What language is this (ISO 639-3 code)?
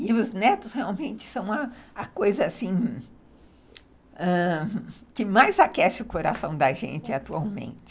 por